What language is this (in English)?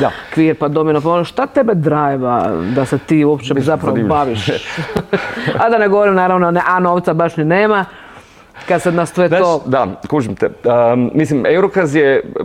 Croatian